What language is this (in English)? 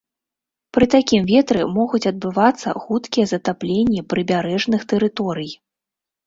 Belarusian